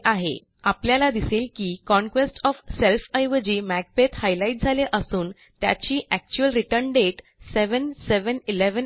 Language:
Marathi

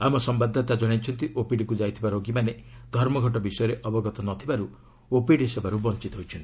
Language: Odia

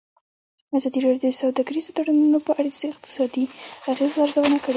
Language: Pashto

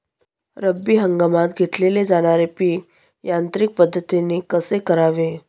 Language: Marathi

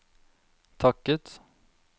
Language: Norwegian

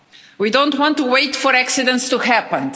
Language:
English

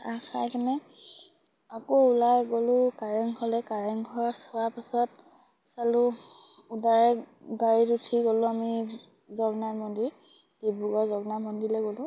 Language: Assamese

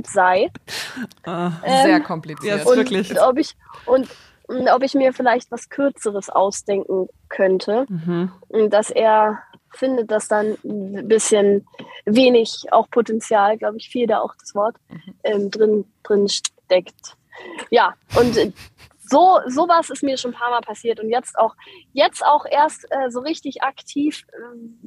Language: German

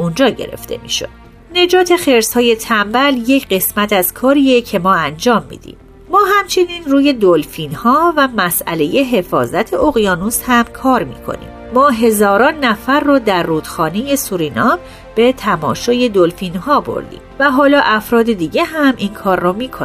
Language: Persian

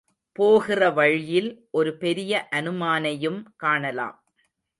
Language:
Tamil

